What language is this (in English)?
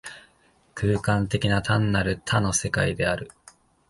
Japanese